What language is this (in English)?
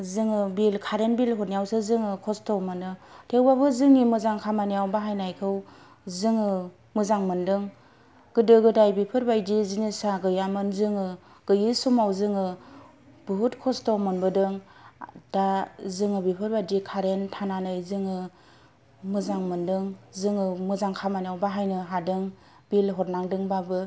Bodo